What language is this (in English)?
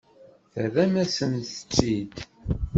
Kabyle